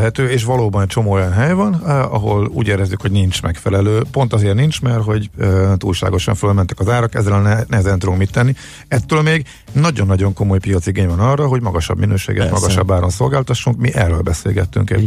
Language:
Hungarian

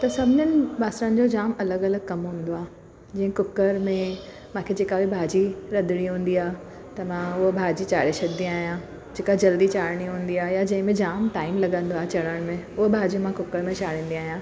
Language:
Sindhi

